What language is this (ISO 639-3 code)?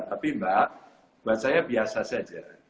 ind